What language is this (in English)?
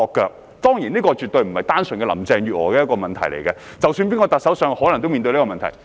Cantonese